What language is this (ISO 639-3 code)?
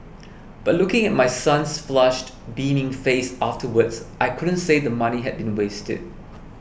eng